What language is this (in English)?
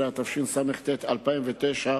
Hebrew